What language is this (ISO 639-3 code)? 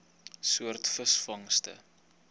afr